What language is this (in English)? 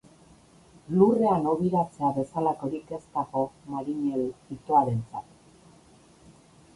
Basque